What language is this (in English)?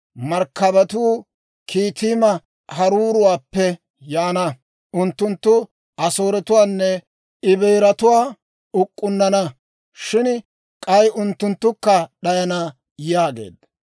Dawro